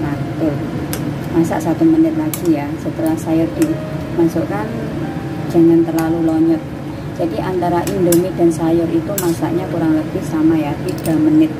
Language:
Indonesian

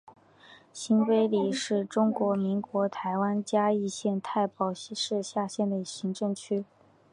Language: Chinese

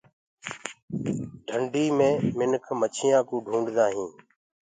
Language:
Gurgula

